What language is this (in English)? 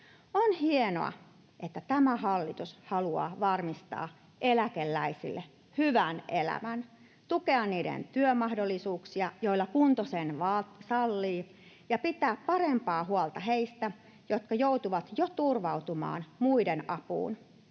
Finnish